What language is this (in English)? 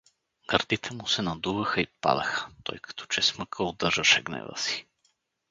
Bulgarian